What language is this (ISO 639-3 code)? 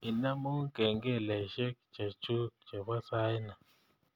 kln